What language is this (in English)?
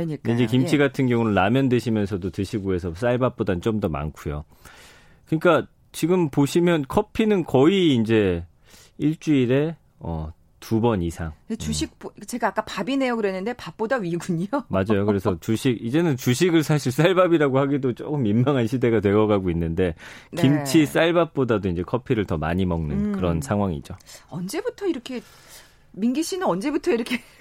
Korean